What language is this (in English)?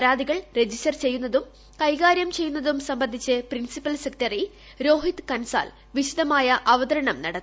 Malayalam